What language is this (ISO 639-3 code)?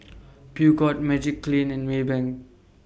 eng